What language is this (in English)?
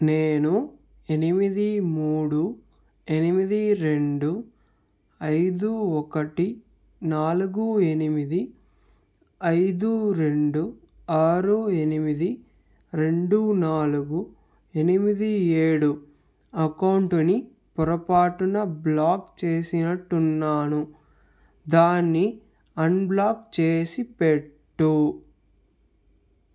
Telugu